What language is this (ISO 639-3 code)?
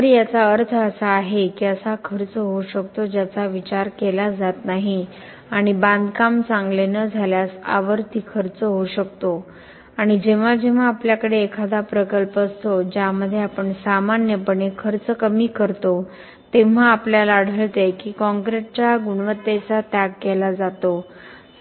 mar